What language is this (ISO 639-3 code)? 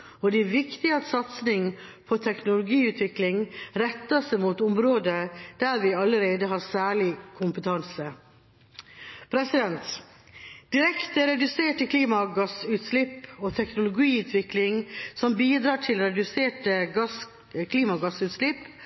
nob